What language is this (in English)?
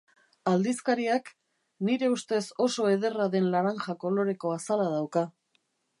Basque